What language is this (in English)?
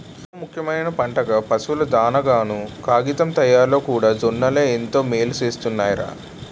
Telugu